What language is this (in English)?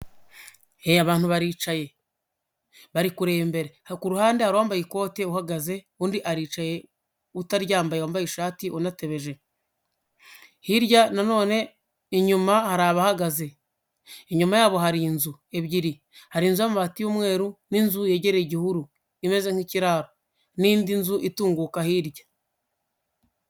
Kinyarwanda